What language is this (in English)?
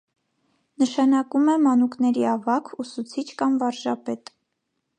Armenian